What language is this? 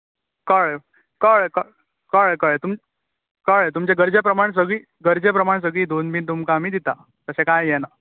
Konkani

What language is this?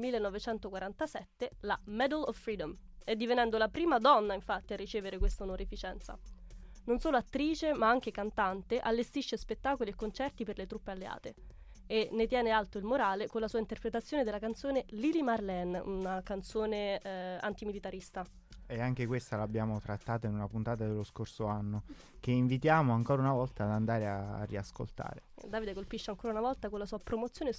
Italian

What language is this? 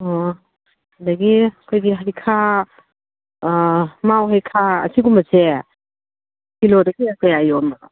Manipuri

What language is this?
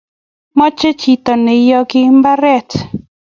Kalenjin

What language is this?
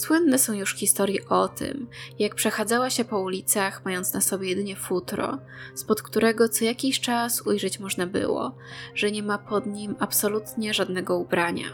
Polish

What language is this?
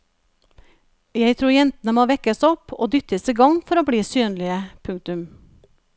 Norwegian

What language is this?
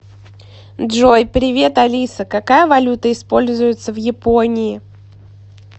Russian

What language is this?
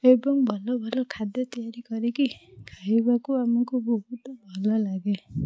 Odia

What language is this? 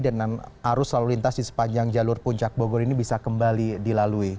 Indonesian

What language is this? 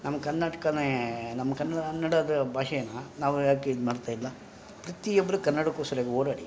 Kannada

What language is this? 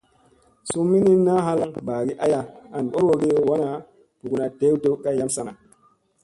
Musey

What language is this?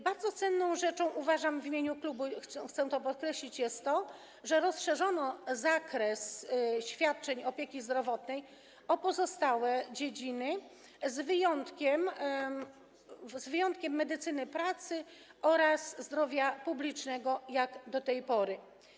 Polish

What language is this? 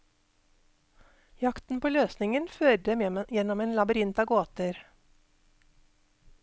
Norwegian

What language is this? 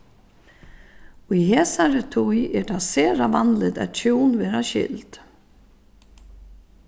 Faroese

